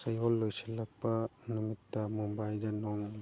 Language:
Manipuri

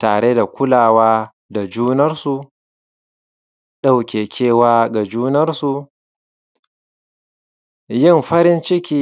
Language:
Hausa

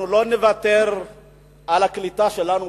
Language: Hebrew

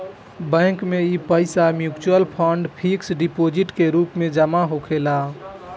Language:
Bhojpuri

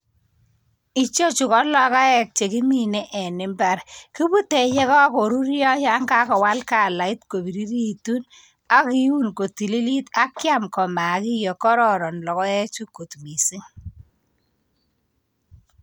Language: Kalenjin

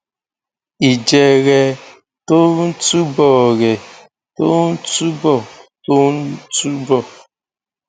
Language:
Yoruba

